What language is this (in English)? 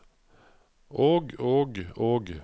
Norwegian